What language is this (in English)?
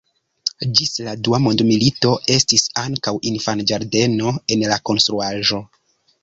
Esperanto